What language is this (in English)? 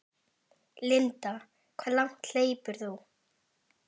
Icelandic